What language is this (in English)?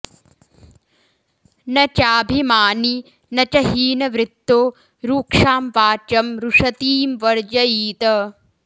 Sanskrit